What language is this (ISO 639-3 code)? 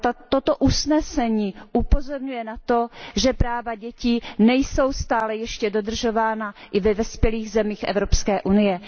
ces